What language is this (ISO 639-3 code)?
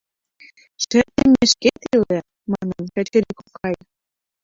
chm